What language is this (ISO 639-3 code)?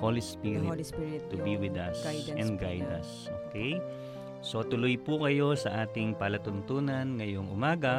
fil